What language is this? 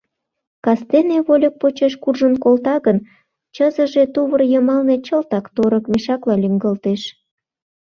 Mari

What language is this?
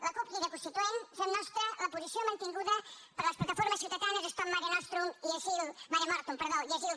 Catalan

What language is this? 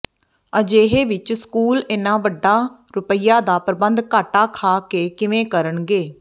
Punjabi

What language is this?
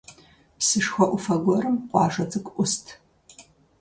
Kabardian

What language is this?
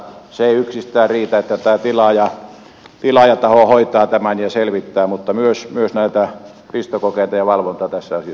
Finnish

